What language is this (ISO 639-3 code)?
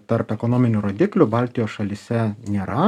lit